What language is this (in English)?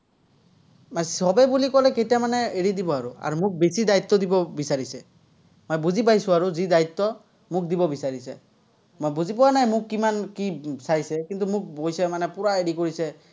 Assamese